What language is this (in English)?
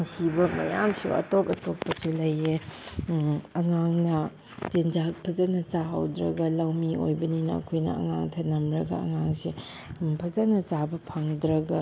Manipuri